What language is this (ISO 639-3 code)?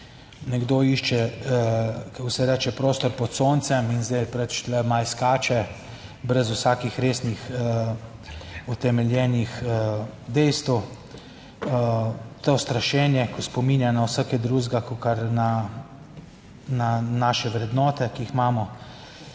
slv